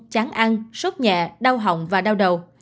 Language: Vietnamese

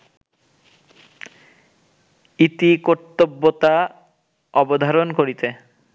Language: Bangla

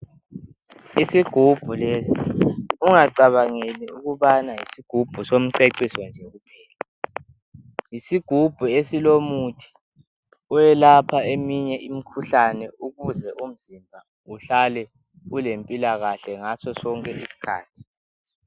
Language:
North Ndebele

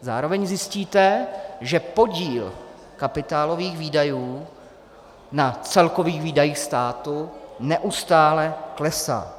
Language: Czech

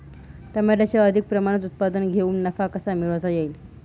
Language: Marathi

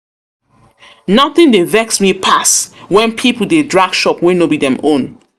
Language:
Nigerian Pidgin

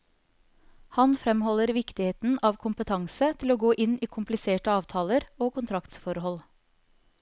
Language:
Norwegian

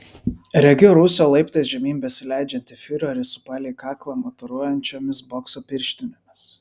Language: Lithuanian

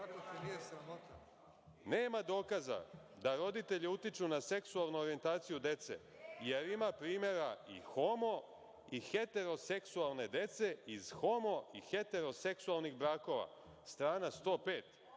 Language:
Serbian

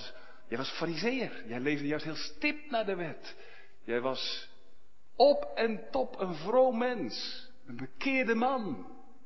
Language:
Dutch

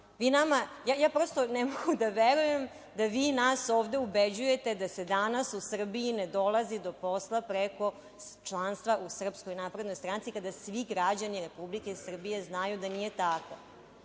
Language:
Serbian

